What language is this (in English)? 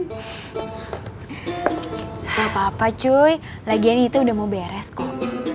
Indonesian